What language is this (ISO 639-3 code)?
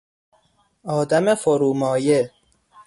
fas